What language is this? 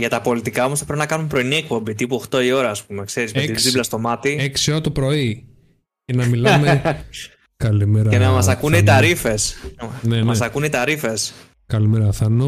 Greek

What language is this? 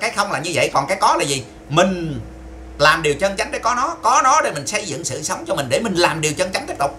Vietnamese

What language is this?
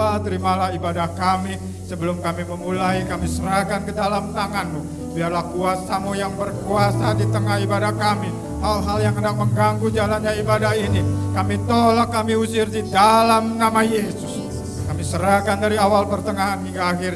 Indonesian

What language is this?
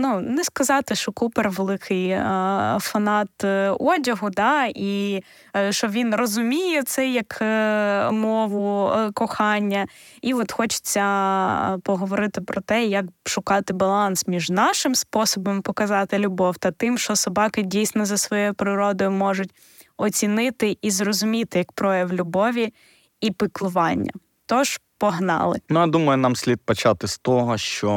Ukrainian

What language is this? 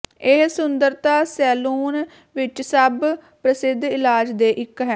Punjabi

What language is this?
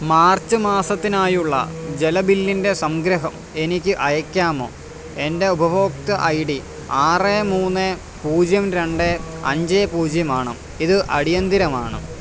Malayalam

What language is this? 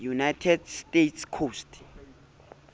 Southern Sotho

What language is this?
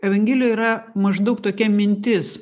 Lithuanian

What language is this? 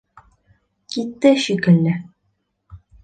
Bashkir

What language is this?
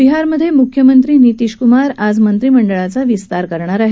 Marathi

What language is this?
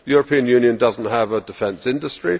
English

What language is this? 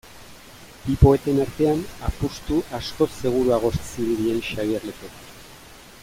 Basque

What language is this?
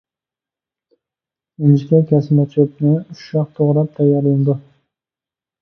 Uyghur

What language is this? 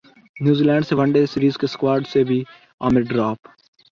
Urdu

